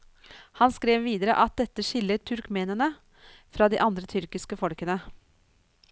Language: Norwegian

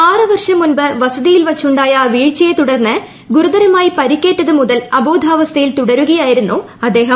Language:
Malayalam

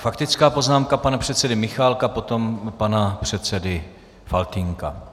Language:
Czech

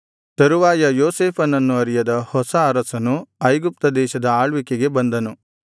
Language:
Kannada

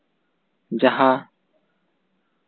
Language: Santali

